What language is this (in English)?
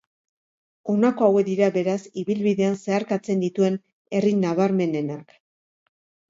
Basque